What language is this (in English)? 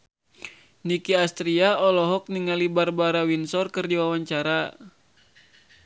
Sundanese